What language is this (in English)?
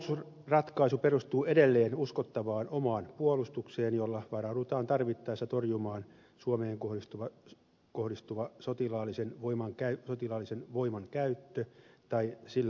Finnish